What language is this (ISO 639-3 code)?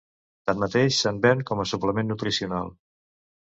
cat